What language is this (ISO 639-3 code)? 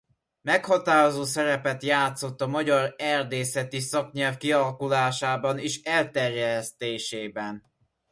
hun